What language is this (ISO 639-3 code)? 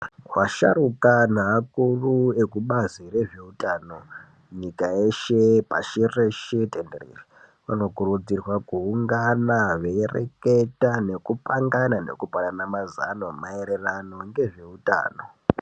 ndc